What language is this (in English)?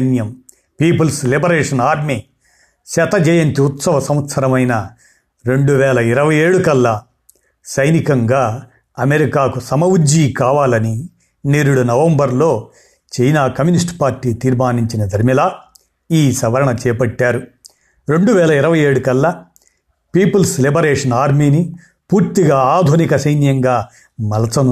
Telugu